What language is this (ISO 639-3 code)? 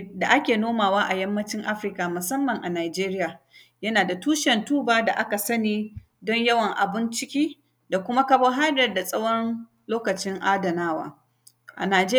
hau